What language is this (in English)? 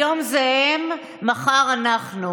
Hebrew